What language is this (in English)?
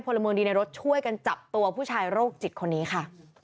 Thai